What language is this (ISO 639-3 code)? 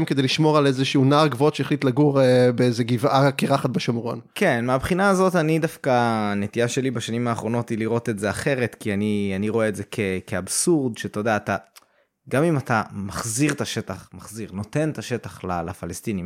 heb